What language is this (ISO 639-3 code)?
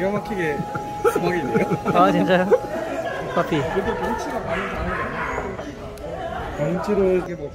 kor